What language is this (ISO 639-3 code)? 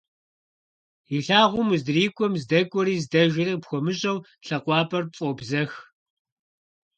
kbd